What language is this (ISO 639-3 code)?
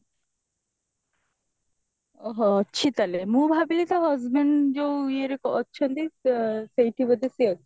ori